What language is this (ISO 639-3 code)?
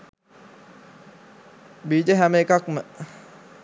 sin